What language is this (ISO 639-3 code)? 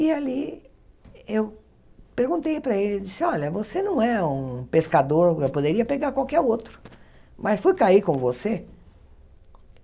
por